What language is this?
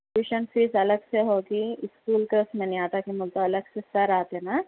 Urdu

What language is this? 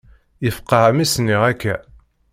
Kabyle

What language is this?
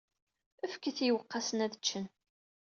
Kabyle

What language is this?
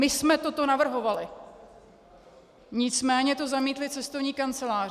Czech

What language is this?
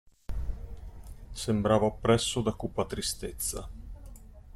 Italian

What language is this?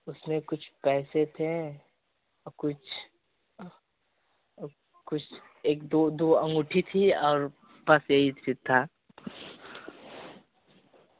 Hindi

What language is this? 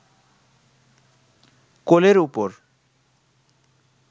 Bangla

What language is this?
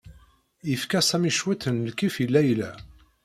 Kabyle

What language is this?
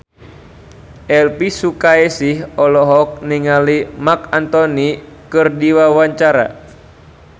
Sundanese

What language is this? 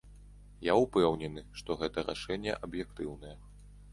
Belarusian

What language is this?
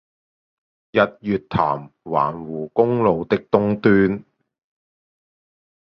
Chinese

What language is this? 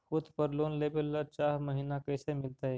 Magahi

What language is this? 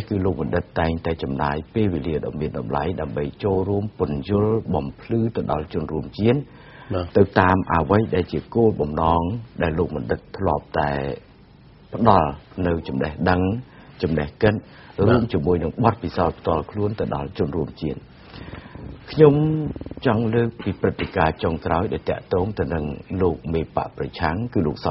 Thai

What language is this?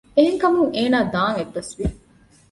Divehi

